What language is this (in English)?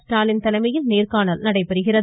Tamil